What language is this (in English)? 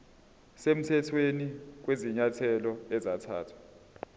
Zulu